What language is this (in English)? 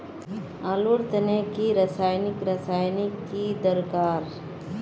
Magahi